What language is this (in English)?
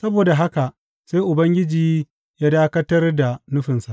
Hausa